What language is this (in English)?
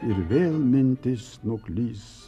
Lithuanian